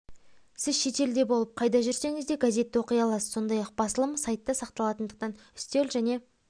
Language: Kazakh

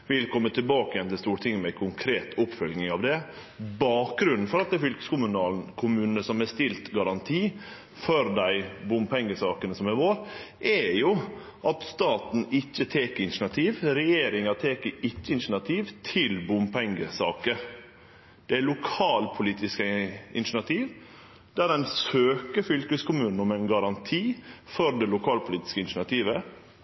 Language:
Norwegian Nynorsk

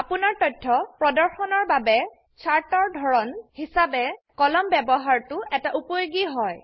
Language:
Assamese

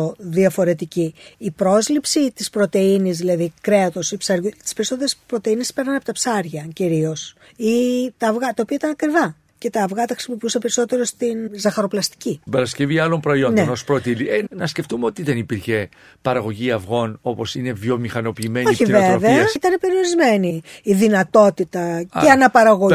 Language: Greek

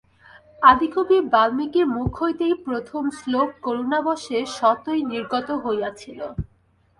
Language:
Bangla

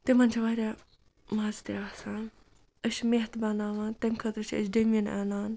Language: Kashmiri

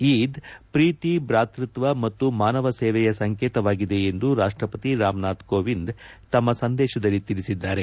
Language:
Kannada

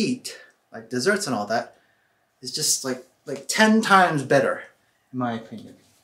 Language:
English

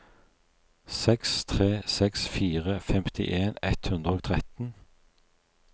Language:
Norwegian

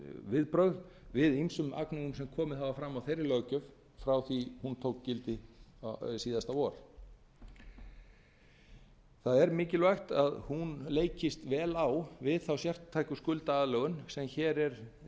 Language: Icelandic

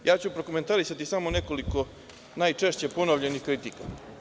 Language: Serbian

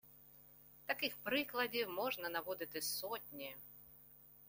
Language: Ukrainian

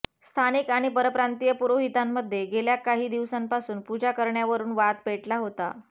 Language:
Marathi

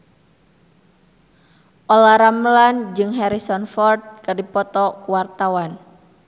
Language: Sundanese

